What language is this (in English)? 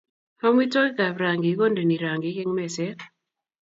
Kalenjin